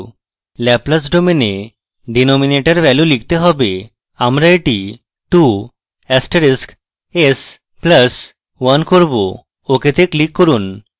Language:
Bangla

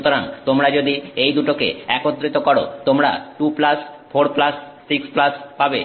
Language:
Bangla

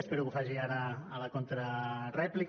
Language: Catalan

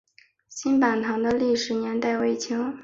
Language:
Chinese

